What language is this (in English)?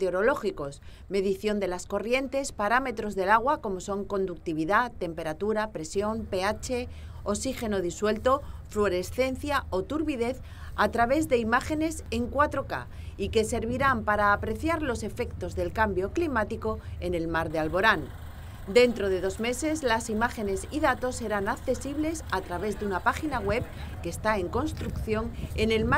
Spanish